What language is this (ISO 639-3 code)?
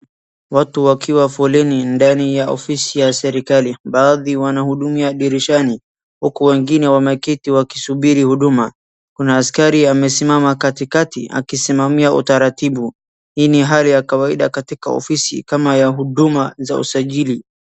swa